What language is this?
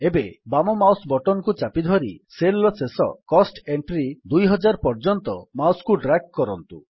Odia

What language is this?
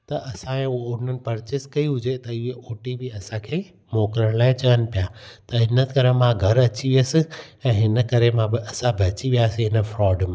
Sindhi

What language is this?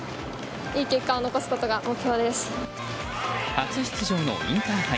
Japanese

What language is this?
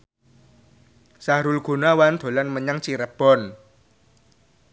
Javanese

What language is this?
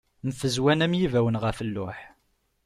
Kabyle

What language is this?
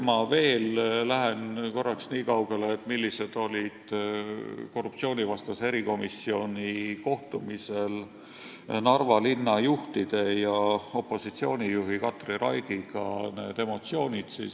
Estonian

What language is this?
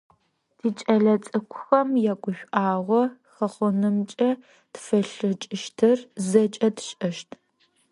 Adyghe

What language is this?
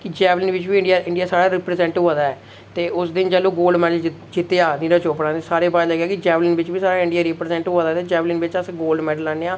Dogri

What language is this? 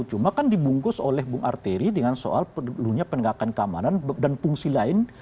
Indonesian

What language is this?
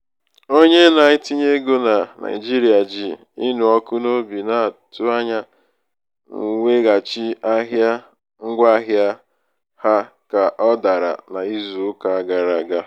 Igbo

